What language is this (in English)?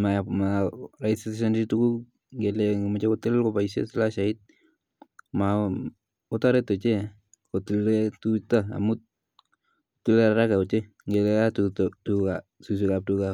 Kalenjin